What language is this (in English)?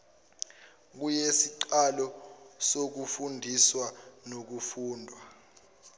Zulu